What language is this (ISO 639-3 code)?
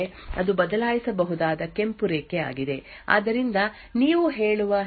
kan